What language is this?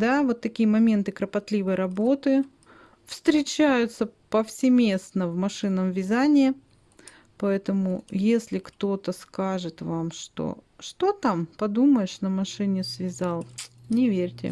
Russian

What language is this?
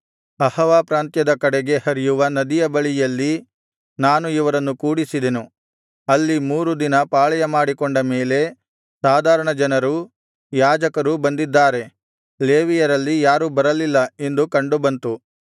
Kannada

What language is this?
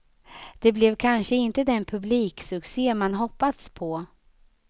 Swedish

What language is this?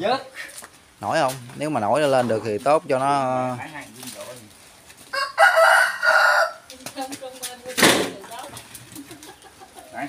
Vietnamese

